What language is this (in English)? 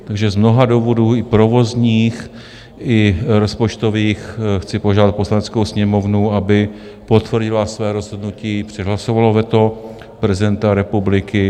Czech